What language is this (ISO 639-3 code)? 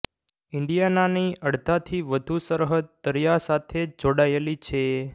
guj